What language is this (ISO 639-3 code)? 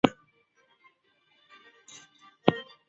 zho